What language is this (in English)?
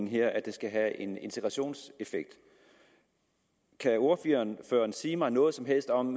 Danish